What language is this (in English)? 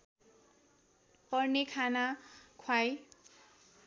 Nepali